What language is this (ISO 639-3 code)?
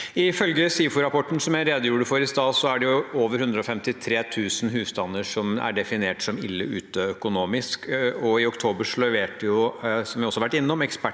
nor